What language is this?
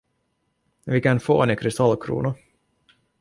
Swedish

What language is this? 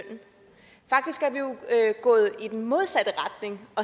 Danish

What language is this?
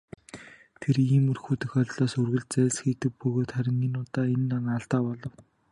Mongolian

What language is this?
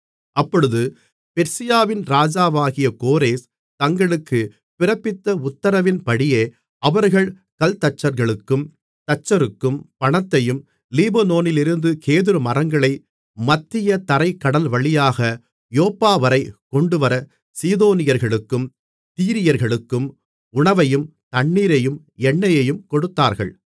Tamil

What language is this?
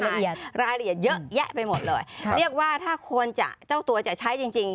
Thai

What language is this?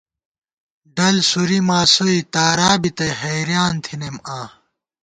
Gawar-Bati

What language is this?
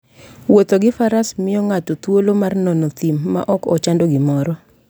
Luo (Kenya and Tanzania)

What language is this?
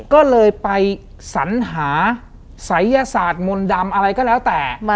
Thai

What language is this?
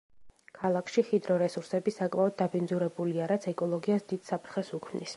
Georgian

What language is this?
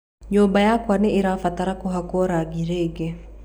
Kikuyu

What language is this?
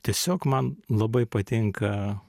Lithuanian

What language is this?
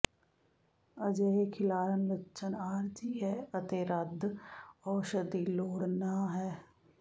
Punjabi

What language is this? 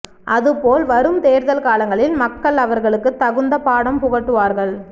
Tamil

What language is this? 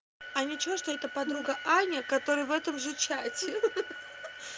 Russian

